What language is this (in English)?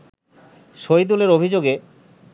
Bangla